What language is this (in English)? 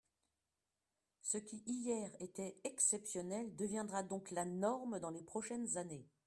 French